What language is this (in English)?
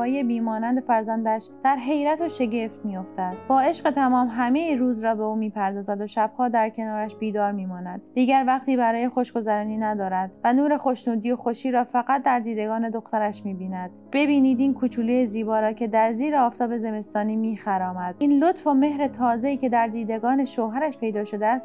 Persian